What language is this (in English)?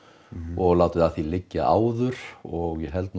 Icelandic